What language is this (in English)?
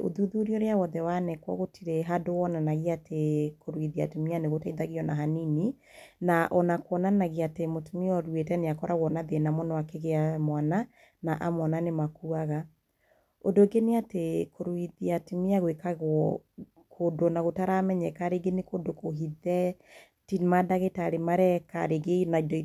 Kikuyu